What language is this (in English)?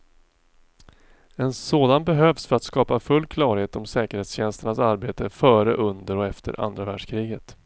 Swedish